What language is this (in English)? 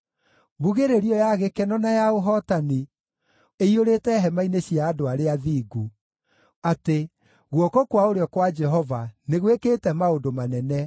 Kikuyu